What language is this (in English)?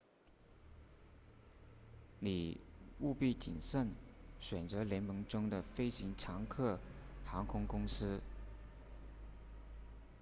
Chinese